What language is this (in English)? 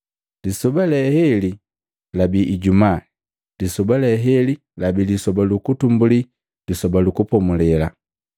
Matengo